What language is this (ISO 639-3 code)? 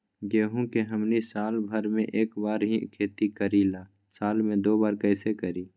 mag